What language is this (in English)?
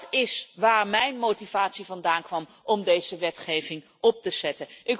Dutch